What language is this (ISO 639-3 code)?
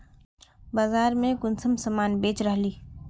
mag